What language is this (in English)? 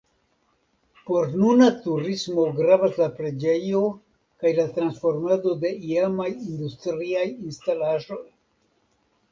Esperanto